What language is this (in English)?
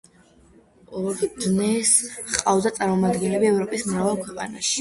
Georgian